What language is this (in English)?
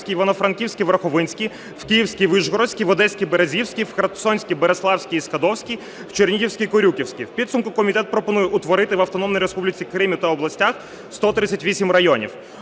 Ukrainian